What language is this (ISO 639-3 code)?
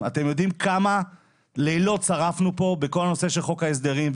heb